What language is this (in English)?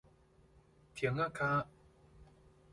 Min Nan Chinese